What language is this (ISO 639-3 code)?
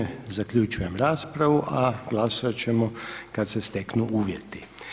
hrv